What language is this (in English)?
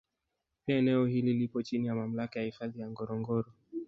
Swahili